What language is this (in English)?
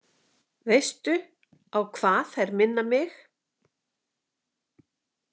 Icelandic